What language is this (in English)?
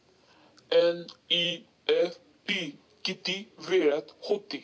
Marathi